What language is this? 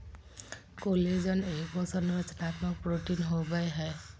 Magahi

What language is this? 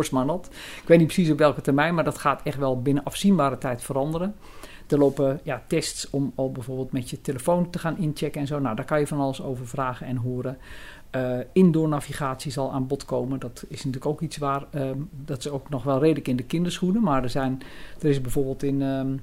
Dutch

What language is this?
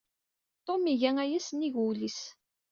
Kabyle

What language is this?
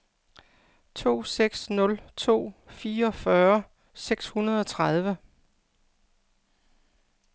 Danish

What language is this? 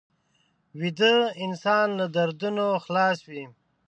Pashto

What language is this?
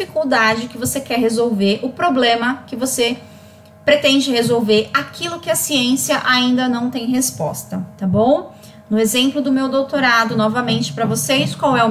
Portuguese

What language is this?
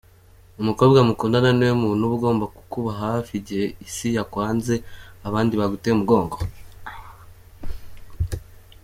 Kinyarwanda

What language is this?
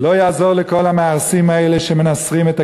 Hebrew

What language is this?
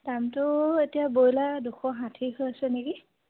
Assamese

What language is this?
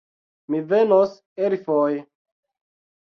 Esperanto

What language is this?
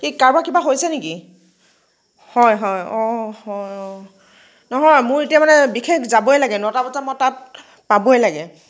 Assamese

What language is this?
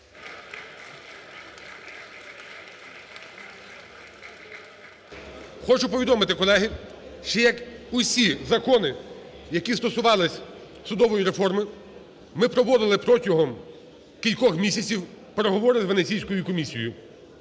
Ukrainian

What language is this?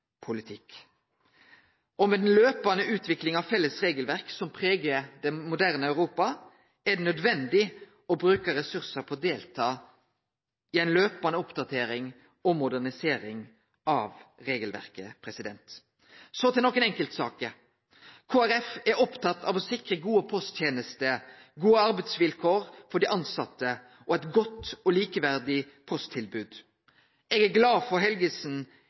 Norwegian Nynorsk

